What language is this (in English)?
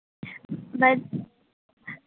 Assamese